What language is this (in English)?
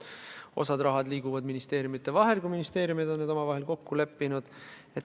Estonian